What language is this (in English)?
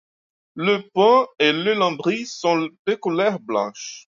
French